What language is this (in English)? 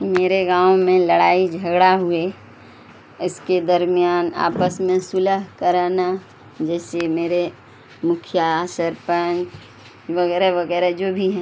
Urdu